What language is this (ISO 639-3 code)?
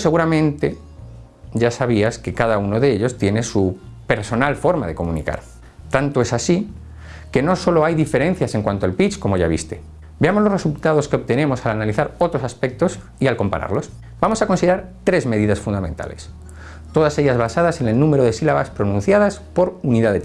spa